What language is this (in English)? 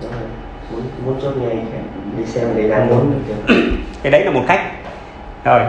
Vietnamese